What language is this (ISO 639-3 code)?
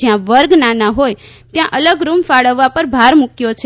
guj